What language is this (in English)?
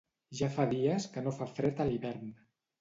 Catalan